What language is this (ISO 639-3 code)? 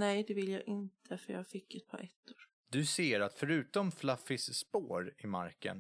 swe